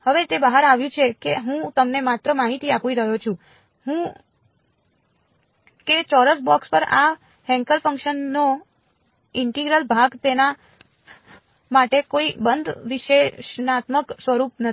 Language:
Gujarati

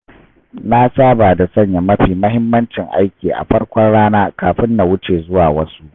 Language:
Hausa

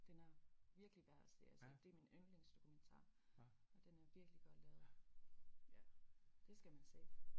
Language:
Danish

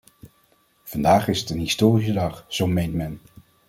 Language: Dutch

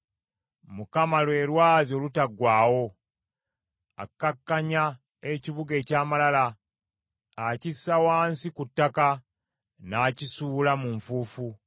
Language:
Ganda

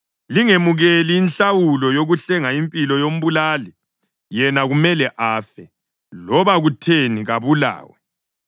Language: North Ndebele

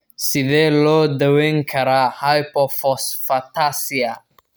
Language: Somali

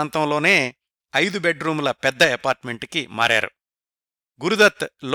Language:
Telugu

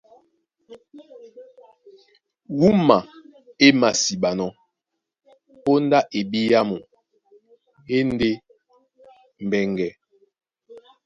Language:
Duala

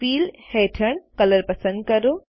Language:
Gujarati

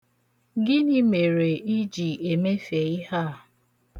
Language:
Igbo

